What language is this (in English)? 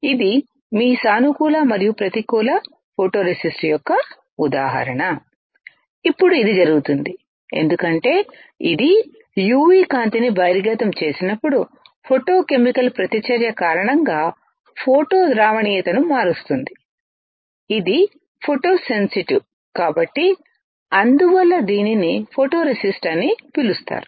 Telugu